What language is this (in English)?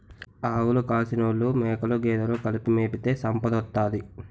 Telugu